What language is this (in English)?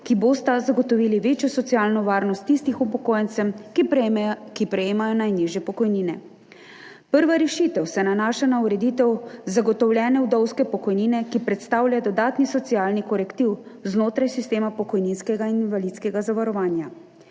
Slovenian